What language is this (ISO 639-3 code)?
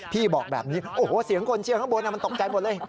tha